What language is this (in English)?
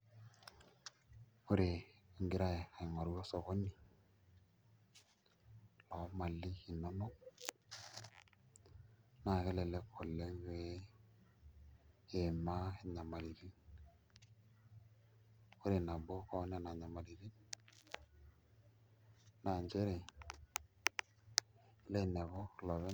Masai